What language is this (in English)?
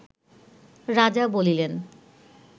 Bangla